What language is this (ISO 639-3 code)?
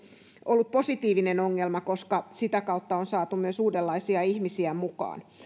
fin